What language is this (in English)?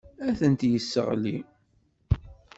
Kabyle